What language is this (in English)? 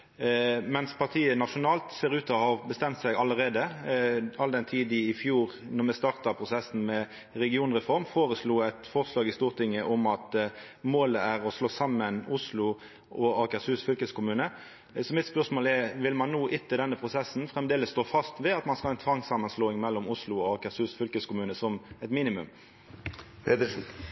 Norwegian Nynorsk